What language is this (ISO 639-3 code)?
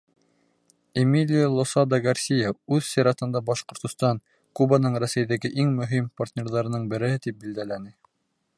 bak